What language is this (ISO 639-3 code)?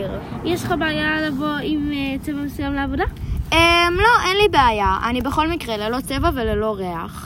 heb